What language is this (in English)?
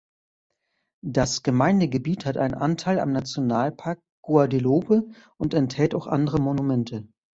German